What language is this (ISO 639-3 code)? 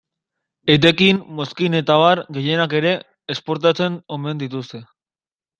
eus